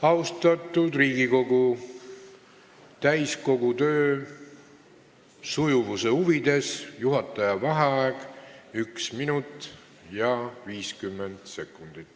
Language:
Estonian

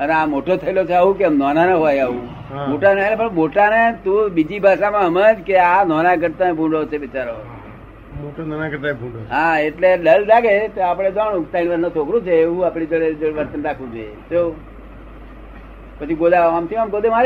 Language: Gujarati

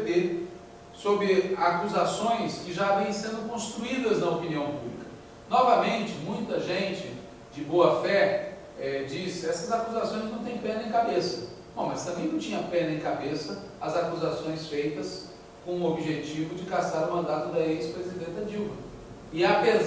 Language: Portuguese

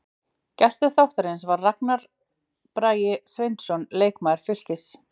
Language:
Icelandic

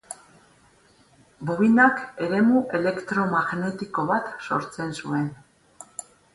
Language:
Basque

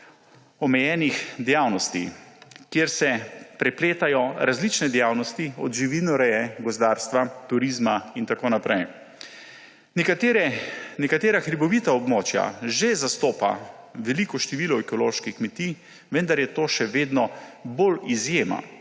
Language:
Slovenian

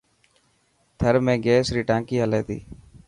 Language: Dhatki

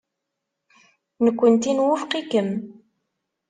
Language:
Kabyle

